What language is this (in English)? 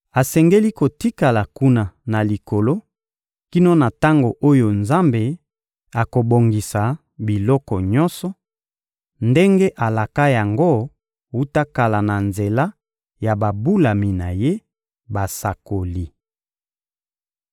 Lingala